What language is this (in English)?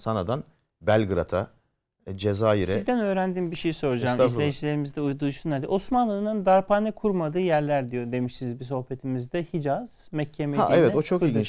Turkish